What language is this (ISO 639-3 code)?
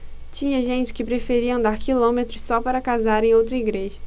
por